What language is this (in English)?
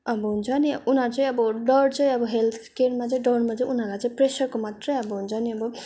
Nepali